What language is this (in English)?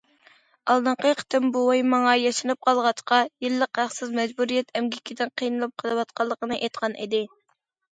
Uyghur